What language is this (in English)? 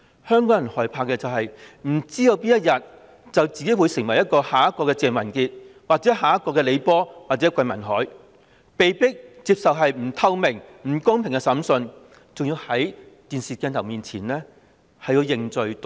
Cantonese